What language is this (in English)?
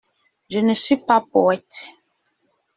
French